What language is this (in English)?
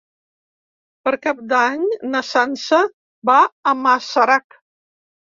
Catalan